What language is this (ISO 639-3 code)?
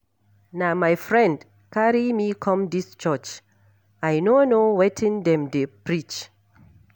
pcm